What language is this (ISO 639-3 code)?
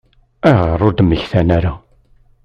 kab